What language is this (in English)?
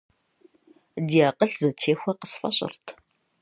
Kabardian